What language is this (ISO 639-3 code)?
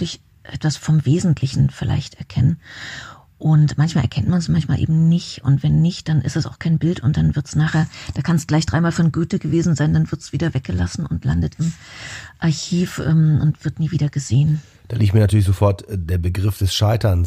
deu